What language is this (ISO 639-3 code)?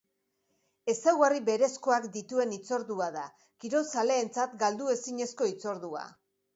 eus